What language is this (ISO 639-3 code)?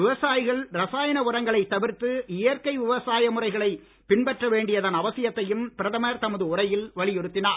tam